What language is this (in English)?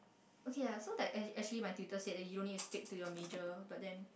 English